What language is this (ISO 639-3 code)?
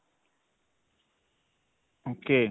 pan